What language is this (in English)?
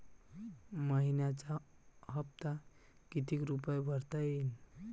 Marathi